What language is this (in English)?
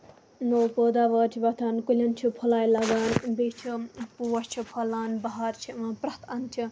Kashmiri